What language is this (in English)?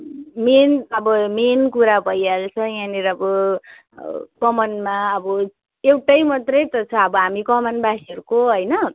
Nepali